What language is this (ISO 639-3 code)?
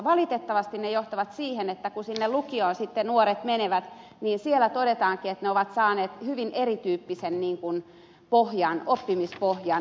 fin